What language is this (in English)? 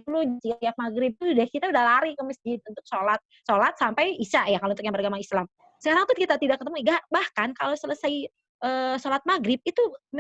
Indonesian